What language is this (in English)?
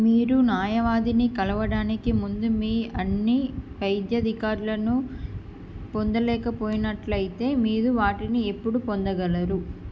Telugu